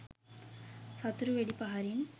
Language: Sinhala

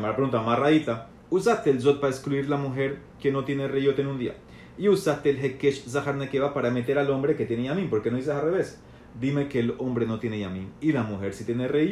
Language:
Spanish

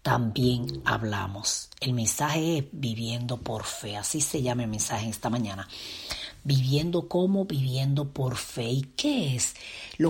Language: Spanish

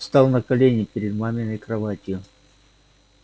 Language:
Russian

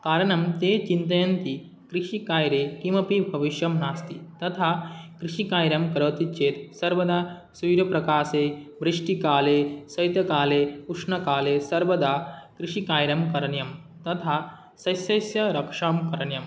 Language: Sanskrit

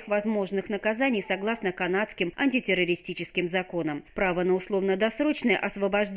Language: Russian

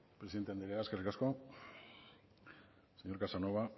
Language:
Basque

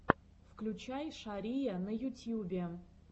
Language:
Russian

